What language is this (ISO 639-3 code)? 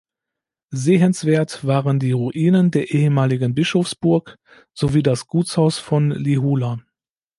deu